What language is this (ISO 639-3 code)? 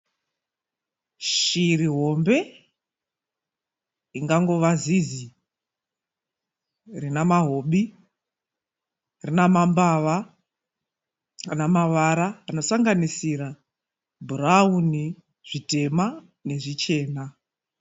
sna